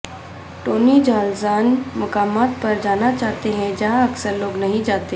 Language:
Urdu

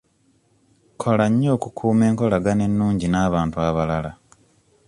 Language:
Ganda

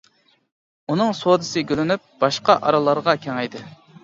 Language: Uyghur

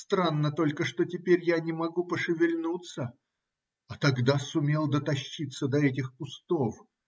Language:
Russian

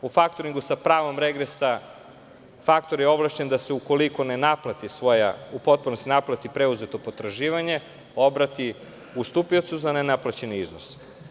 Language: Serbian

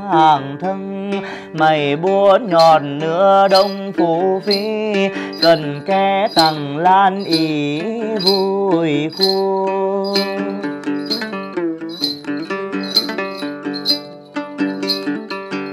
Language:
Vietnamese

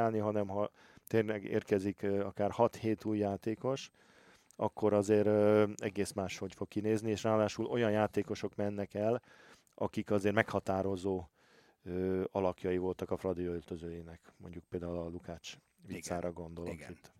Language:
Hungarian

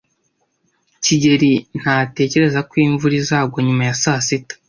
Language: Kinyarwanda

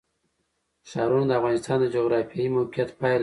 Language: Pashto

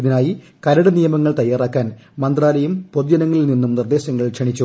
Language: Malayalam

